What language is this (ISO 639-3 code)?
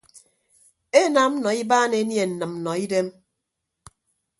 ibb